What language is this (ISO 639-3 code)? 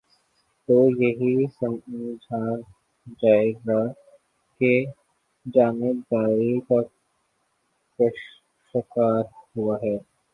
urd